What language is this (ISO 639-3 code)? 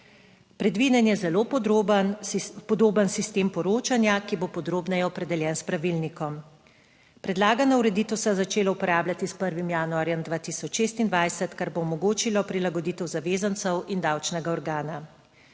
slv